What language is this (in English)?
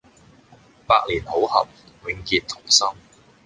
Cantonese